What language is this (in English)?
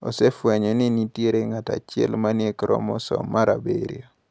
Luo (Kenya and Tanzania)